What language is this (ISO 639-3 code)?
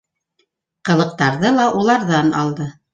bak